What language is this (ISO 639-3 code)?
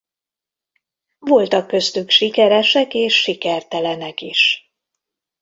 hun